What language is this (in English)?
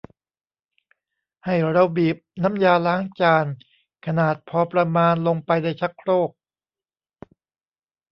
Thai